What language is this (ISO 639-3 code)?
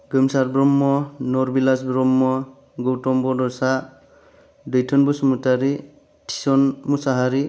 brx